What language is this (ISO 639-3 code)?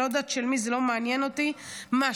heb